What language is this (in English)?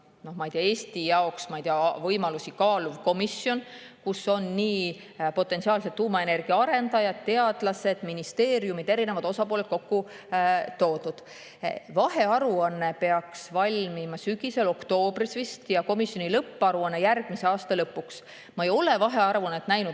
Estonian